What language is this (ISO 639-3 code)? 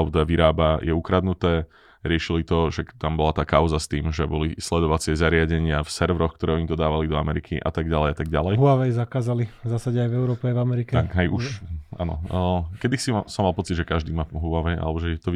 slk